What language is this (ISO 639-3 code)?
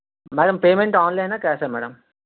tel